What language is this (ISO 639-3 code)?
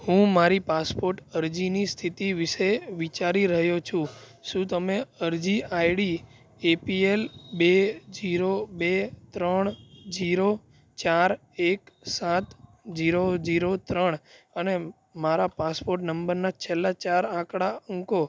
guj